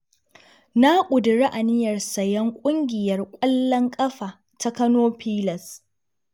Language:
Hausa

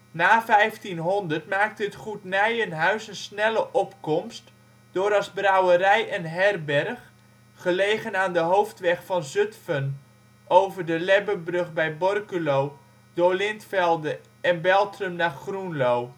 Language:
Dutch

